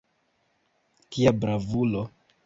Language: Esperanto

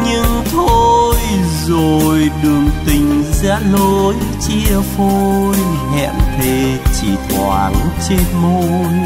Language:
Vietnamese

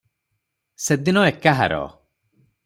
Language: Odia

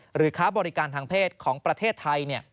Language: Thai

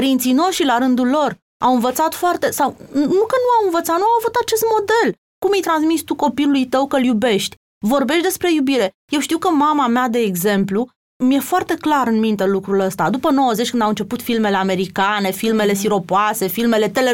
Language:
Romanian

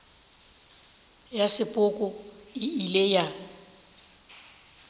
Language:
Northern Sotho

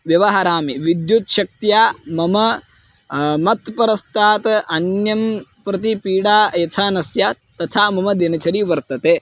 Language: Sanskrit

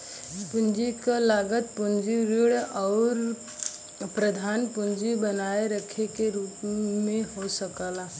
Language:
Bhojpuri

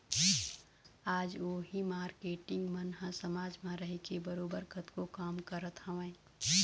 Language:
Chhattisgarhi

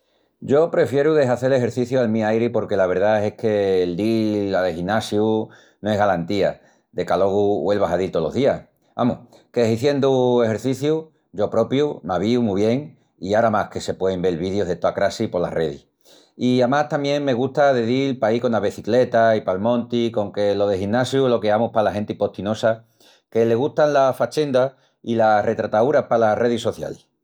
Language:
Extremaduran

